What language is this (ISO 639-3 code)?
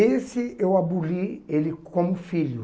por